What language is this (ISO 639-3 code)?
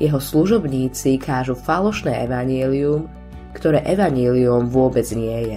slk